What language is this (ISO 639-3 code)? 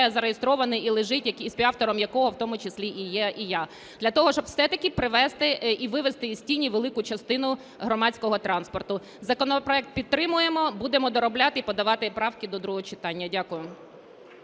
ukr